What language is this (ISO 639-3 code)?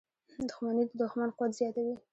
pus